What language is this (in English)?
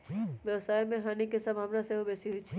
Magahi